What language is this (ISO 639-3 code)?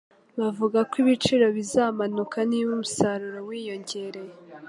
kin